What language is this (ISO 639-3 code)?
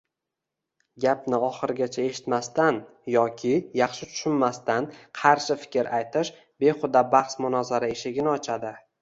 uzb